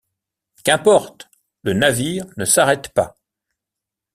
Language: French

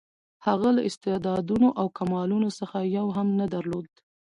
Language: Pashto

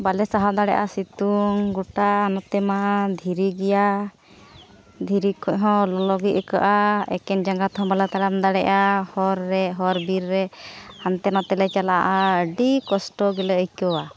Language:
Santali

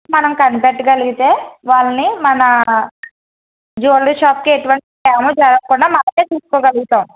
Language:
Telugu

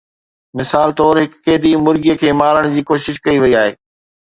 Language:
Sindhi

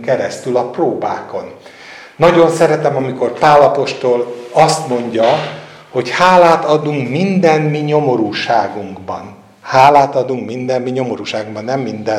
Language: Hungarian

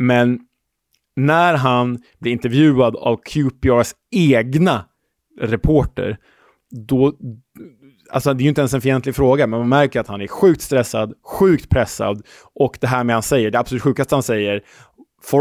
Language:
Swedish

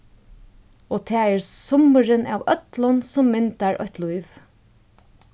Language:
Faroese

